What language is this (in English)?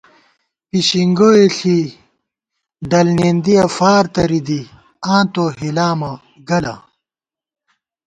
Gawar-Bati